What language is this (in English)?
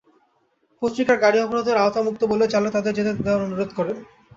Bangla